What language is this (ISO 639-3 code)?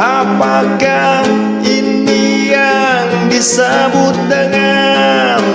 ind